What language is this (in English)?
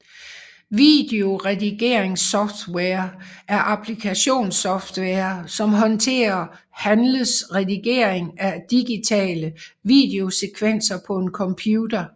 Danish